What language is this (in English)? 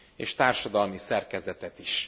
Hungarian